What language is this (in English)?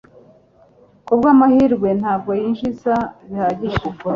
Kinyarwanda